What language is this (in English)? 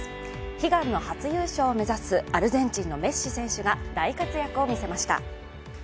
Japanese